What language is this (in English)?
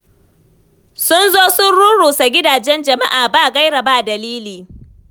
Hausa